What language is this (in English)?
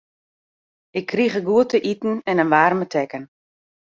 Western Frisian